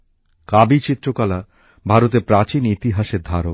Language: Bangla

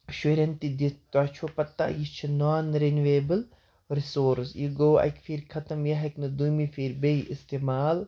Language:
Kashmiri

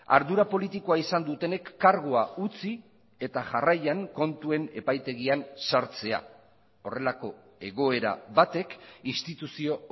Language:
Basque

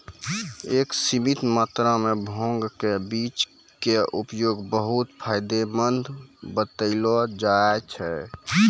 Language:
Maithili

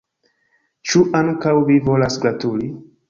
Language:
Esperanto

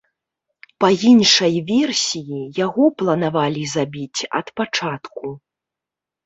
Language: Belarusian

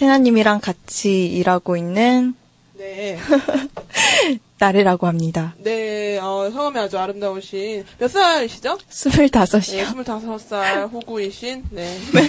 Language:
Korean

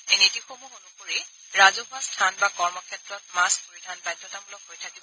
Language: Assamese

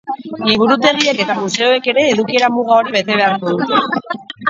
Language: Basque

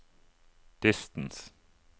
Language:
Norwegian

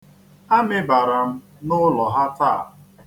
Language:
Igbo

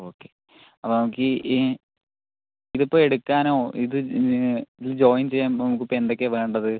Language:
Malayalam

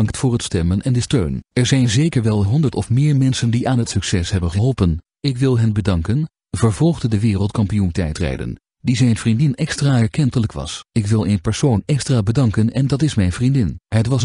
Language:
Dutch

